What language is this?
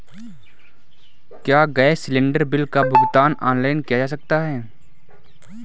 Hindi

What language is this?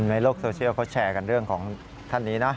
Thai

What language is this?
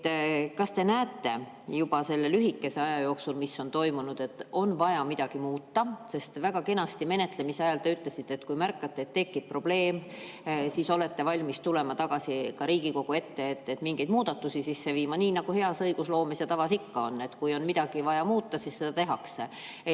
Estonian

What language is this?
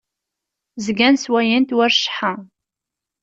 Kabyle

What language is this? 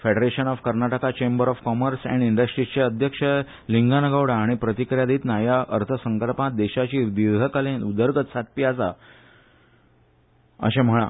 Konkani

